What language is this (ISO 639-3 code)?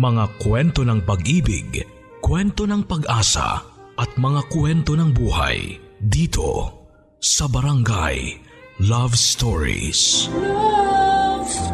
fil